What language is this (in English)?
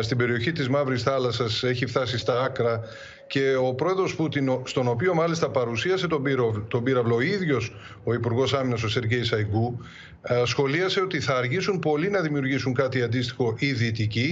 Greek